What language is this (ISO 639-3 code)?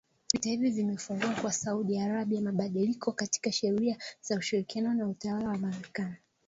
swa